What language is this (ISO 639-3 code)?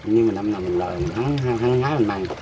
vie